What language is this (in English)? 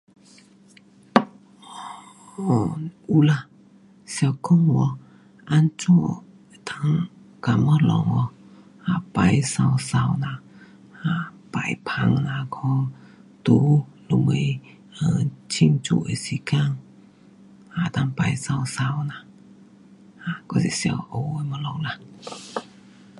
Pu-Xian Chinese